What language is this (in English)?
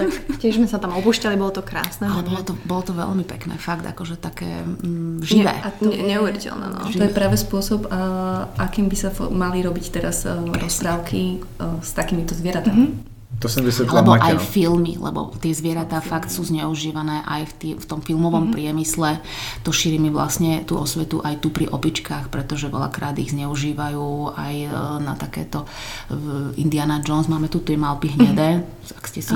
Slovak